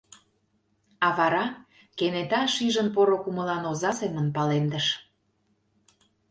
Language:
Mari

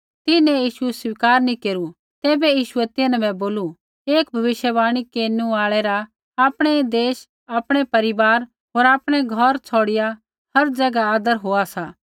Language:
Kullu Pahari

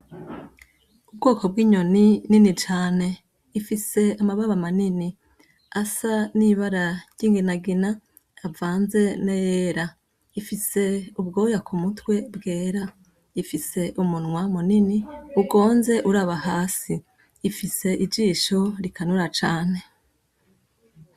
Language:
Rundi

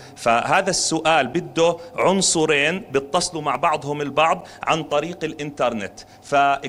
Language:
Arabic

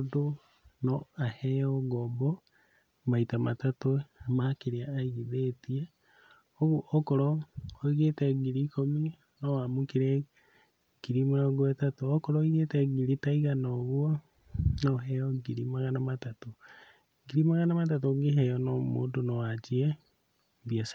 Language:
Kikuyu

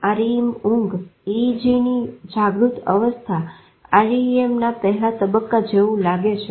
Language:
Gujarati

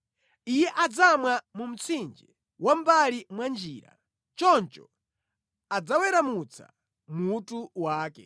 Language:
Nyanja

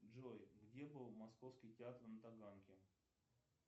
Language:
Russian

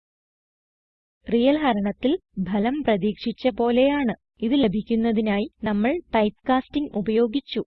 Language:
Dutch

